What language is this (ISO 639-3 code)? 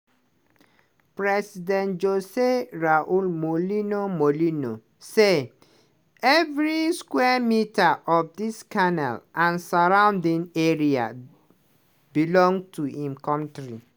pcm